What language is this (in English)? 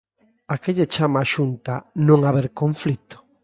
Galician